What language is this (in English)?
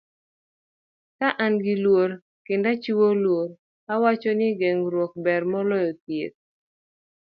Luo (Kenya and Tanzania)